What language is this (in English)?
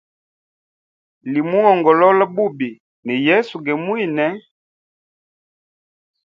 Hemba